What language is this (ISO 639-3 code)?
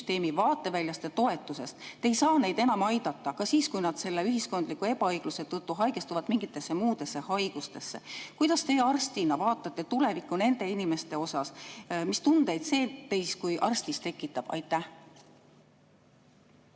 est